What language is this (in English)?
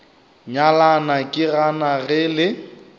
Northern Sotho